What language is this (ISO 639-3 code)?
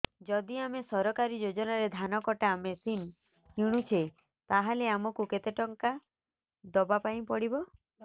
ori